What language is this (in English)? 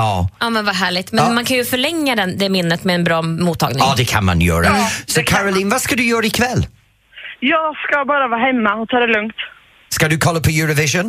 Swedish